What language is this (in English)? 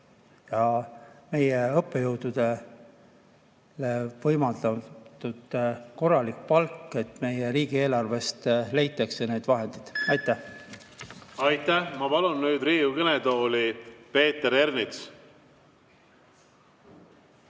Estonian